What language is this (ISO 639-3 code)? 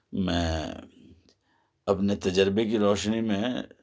urd